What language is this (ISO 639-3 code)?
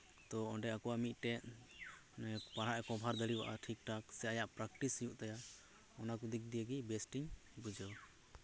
sat